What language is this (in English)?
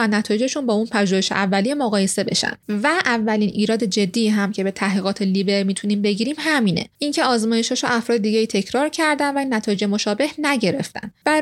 Persian